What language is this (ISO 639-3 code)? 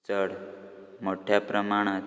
kok